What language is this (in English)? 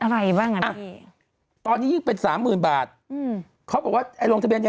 Thai